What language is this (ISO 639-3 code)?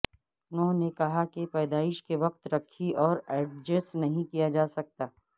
urd